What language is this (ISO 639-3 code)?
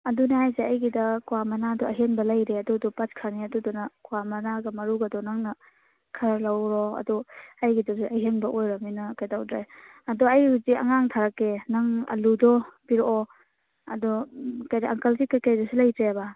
mni